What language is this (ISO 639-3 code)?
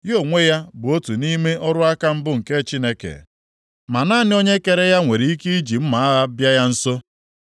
ibo